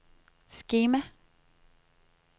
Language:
Danish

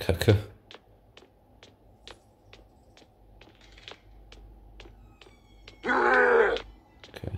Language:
German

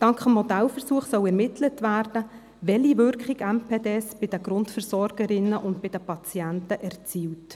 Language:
Swiss German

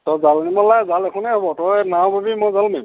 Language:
Assamese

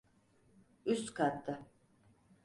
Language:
Turkish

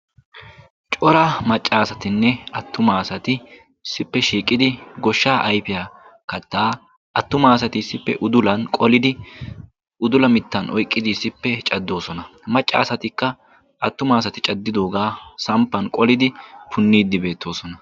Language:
Wolaytta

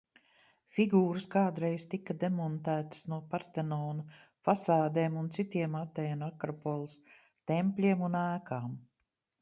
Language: Latvian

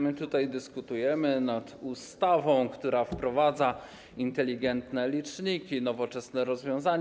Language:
Polish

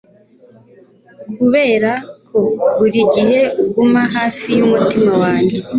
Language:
Kinyarwanda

